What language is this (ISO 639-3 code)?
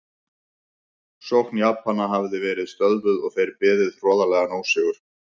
isl